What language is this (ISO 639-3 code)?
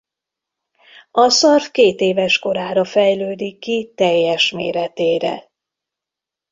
hun